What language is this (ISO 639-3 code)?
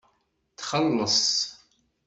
kab